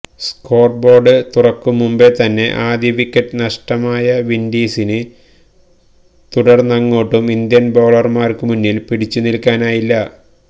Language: Malayalam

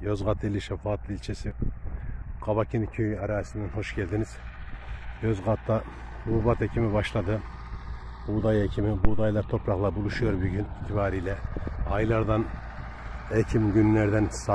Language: Turkish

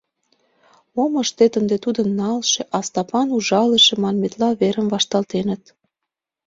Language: Mari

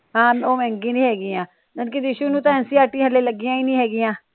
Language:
Punjabi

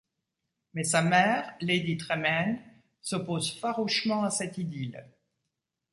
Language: French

